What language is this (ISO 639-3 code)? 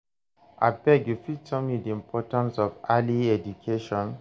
pcm